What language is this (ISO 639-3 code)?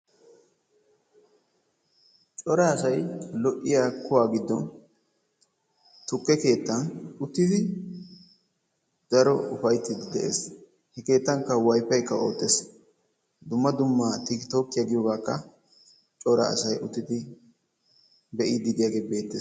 wal